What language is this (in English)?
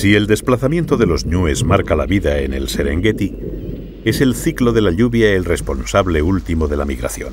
Spanish